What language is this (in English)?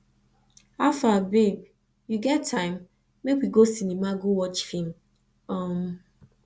Nigerian Pidgin